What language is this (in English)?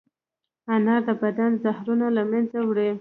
Pashto